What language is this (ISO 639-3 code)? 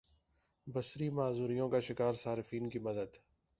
urd